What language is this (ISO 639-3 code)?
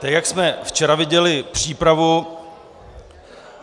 ces